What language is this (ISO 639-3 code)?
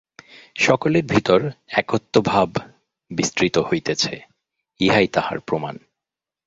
ben